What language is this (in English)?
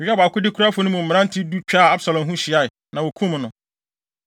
Akan